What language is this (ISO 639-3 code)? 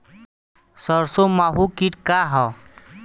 bho